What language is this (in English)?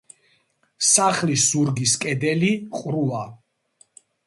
Georgian